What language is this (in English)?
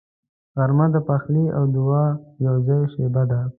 Pashto